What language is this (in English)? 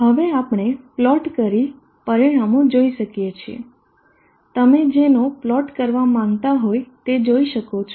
Gujarati